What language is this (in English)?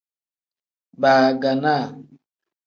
Tem